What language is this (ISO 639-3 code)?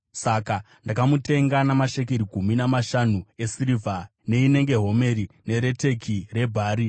sna